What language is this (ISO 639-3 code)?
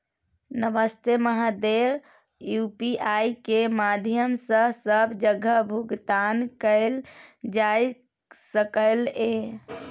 mai